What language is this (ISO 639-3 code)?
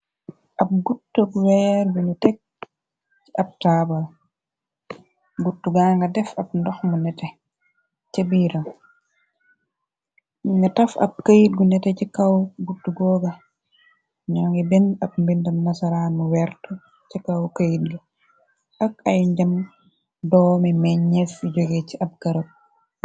wol